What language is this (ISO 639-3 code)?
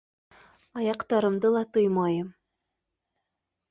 bak